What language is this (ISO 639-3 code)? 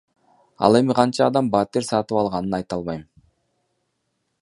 kir